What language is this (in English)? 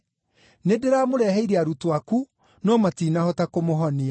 Kikuyu